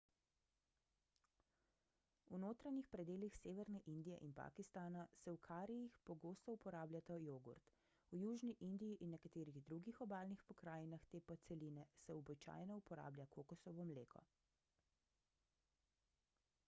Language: Slovenian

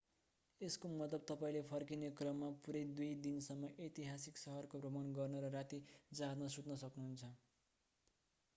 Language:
Nepali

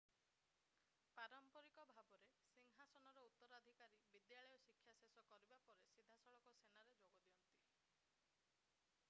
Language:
Odia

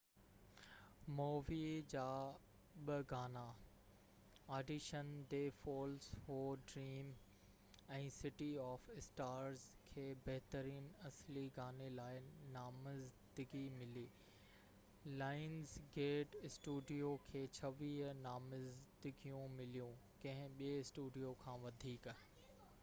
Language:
Sindhi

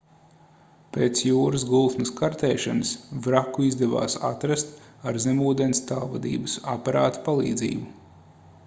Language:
Latvian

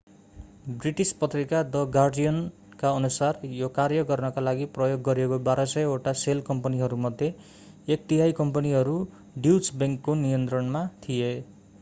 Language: Nepali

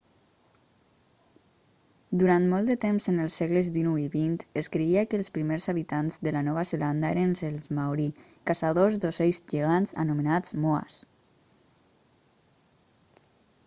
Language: Catalan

